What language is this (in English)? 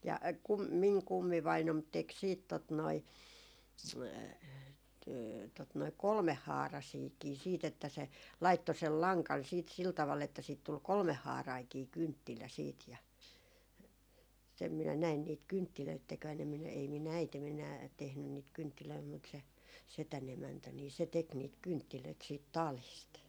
Finnish